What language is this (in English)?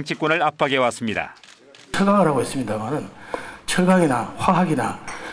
Korean